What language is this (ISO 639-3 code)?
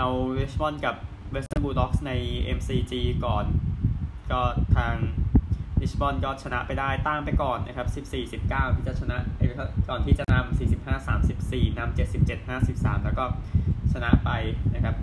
tha